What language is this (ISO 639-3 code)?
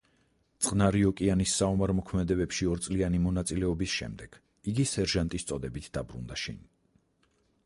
kat